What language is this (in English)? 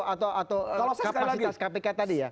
Indonesian